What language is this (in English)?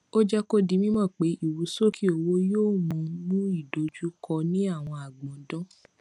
Yoruba